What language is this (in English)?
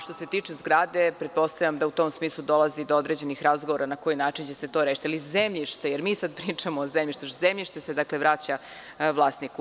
Serbian